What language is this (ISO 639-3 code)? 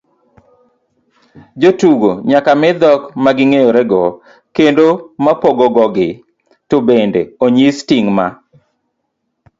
luo